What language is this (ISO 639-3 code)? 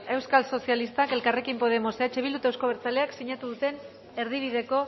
eus